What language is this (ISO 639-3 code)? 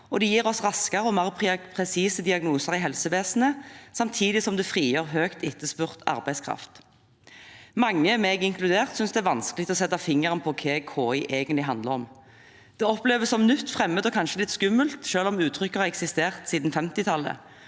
nor